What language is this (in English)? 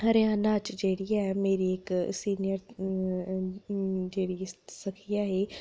Dogri